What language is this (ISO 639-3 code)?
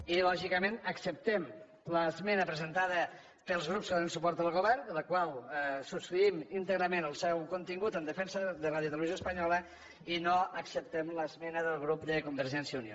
cat